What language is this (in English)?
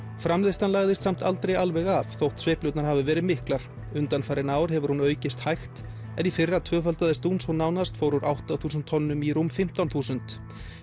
Icelandic